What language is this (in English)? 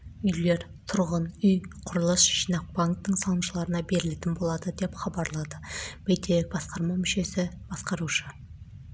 Kazakh